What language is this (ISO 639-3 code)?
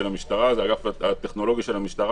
heb